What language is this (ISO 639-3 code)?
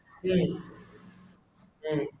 mal